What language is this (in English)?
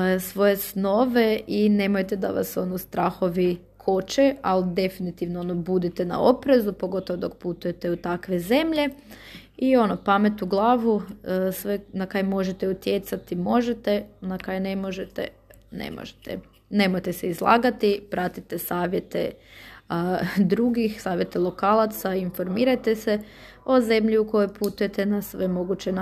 Croatian